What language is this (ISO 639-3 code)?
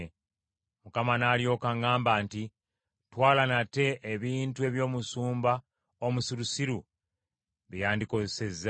lug